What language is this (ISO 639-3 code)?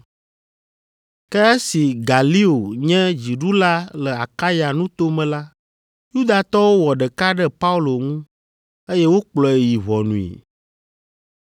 ewe